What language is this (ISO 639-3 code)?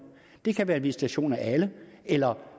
dan